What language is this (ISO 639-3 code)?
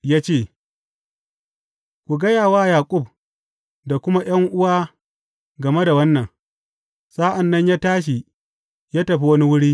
hau